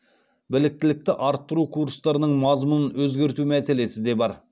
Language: Kazakh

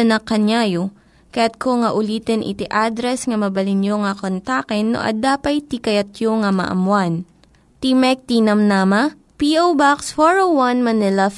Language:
Filipino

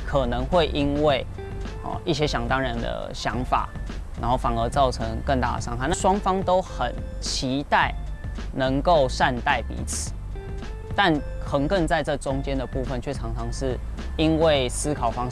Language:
Chinese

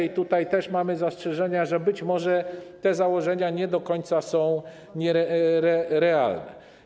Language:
Polish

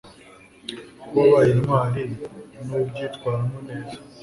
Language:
Kinyarwanda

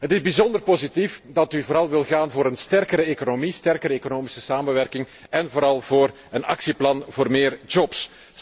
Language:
Dutch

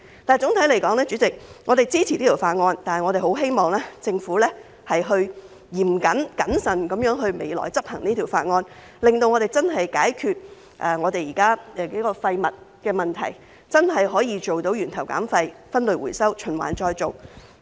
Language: Cantonese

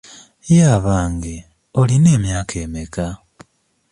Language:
Ganda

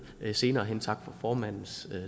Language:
Danish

